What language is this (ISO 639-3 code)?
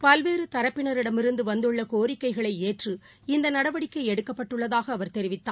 tam